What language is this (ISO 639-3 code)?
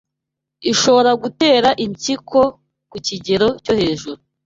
kin